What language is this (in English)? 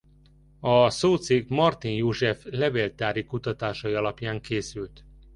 Hungarian